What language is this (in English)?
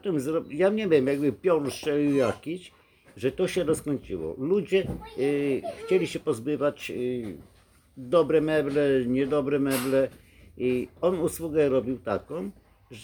Polish